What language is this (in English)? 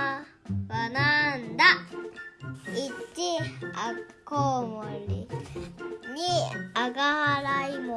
Japanese